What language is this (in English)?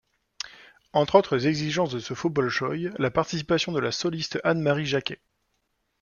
French